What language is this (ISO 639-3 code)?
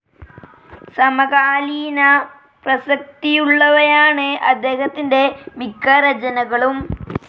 mal